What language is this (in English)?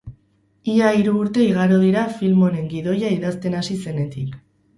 Basque